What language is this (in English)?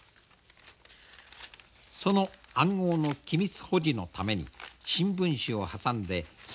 Japanese